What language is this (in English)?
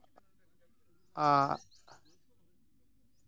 Santali